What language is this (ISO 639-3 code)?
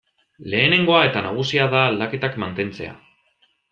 eus